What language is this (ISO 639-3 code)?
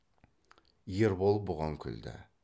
kaz